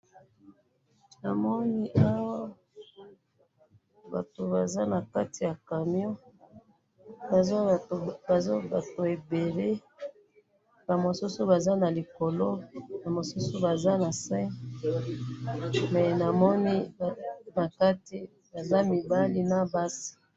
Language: Lingala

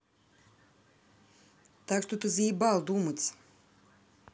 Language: Russian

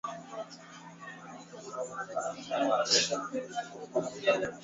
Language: Swahili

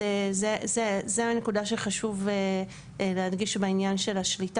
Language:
Hebrew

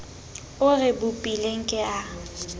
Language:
Southern Sotho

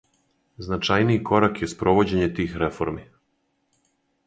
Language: Serbian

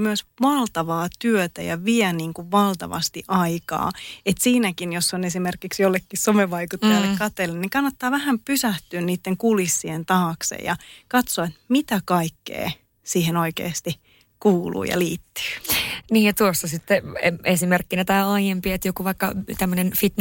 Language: Finnish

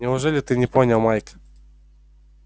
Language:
Russian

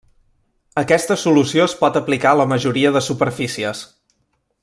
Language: Catalan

